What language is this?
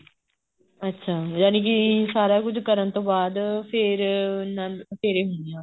Punjabi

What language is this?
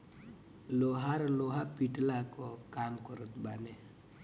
Bhojpuri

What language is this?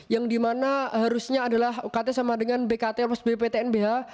Indonesian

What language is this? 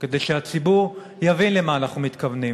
Hebrew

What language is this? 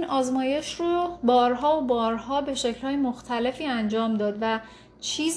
Persian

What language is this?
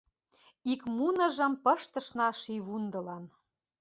Mari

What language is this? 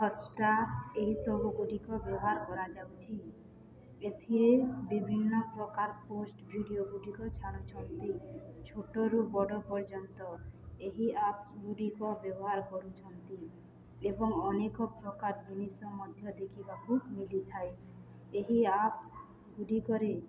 Odia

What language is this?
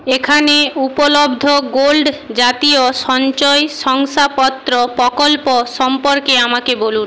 Bangla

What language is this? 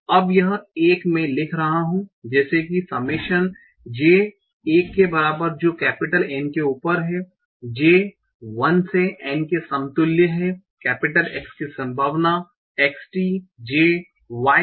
Hindi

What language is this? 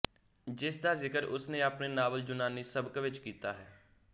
Punjabi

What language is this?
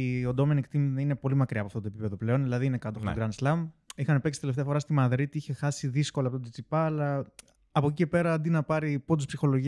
Greek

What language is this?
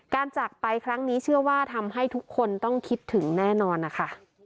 Thai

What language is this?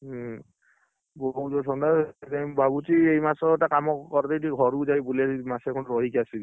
Odia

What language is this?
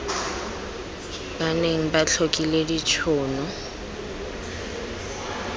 Tswana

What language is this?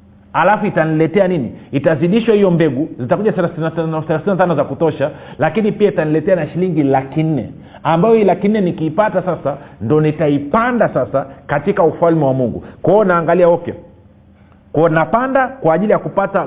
Swahili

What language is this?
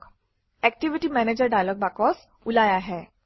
Assamese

